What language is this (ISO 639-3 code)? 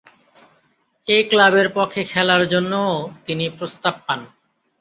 ben